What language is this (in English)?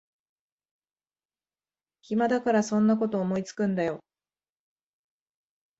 Japanese